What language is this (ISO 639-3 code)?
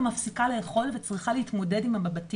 heb